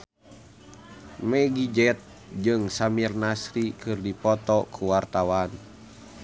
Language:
Sundanese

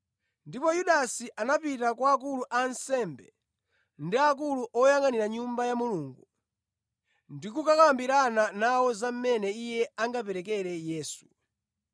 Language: Nyanja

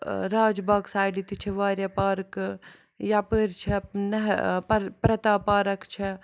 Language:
Kashmiri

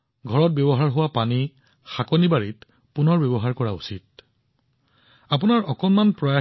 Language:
Assamese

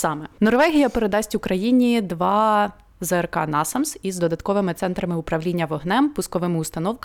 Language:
Ukrainian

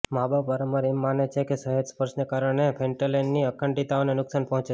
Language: Gujarati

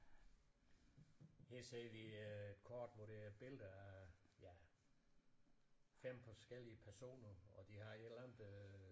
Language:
Danish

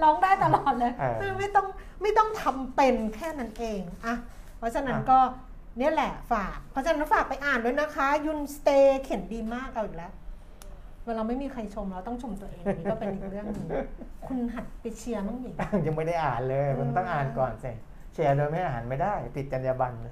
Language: Thai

